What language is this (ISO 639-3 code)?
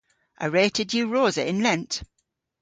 cor